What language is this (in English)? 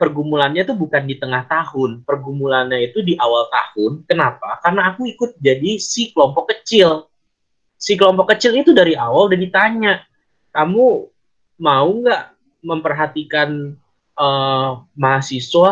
Indonesian